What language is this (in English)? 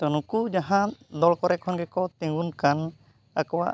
Santali